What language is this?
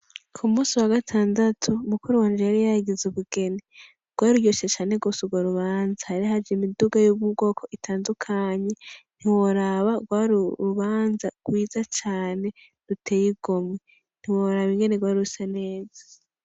Rundi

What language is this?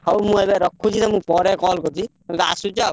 Odia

